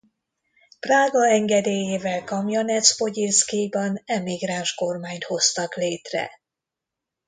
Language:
Hungarian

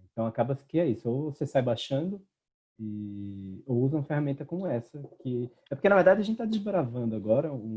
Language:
Portuguese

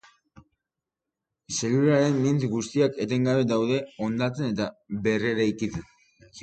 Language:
Basque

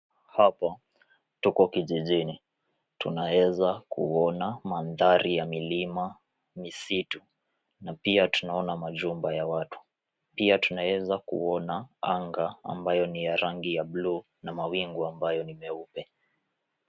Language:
Swahili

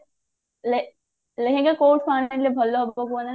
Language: Odia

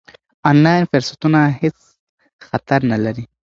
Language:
Pashto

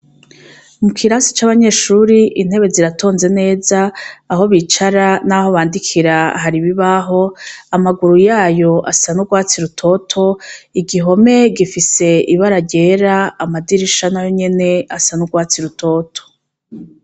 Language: Rundi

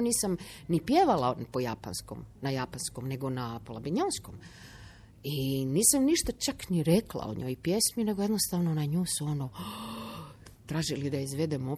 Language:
Croatian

